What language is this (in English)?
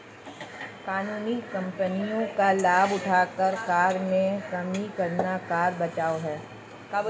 Hindi